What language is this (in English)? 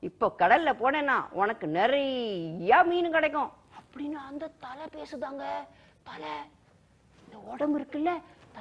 Romanian